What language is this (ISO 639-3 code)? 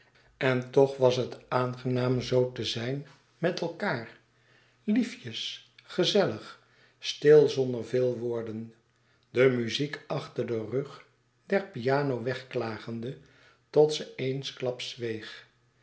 nld